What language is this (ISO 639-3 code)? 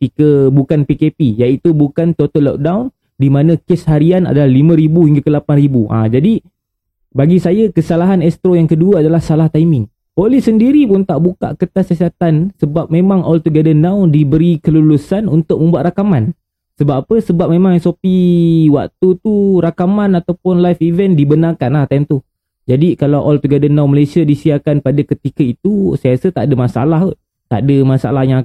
msa